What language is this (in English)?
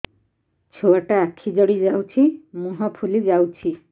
Odia